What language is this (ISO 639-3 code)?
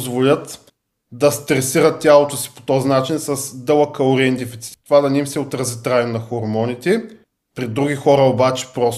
bul